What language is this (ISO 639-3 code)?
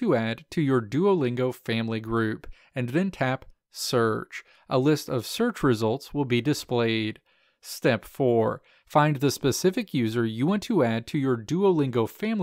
eng